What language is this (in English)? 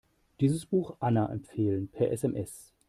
German